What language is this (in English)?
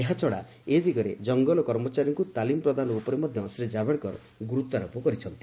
Odia